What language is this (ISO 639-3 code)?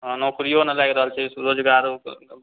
mai